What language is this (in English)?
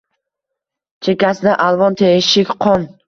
Uzbek